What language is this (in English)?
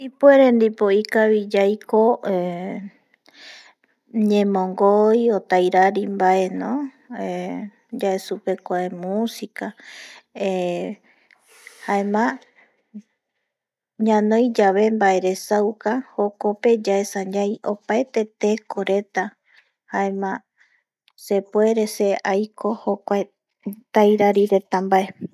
Eastern Bolivian Guaraní